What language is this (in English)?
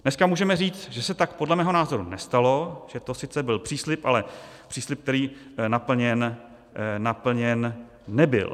Czech